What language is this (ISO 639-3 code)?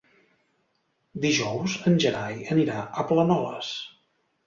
cat